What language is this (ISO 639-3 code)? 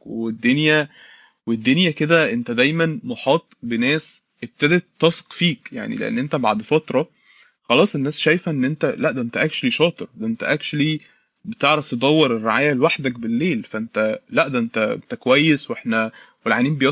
ara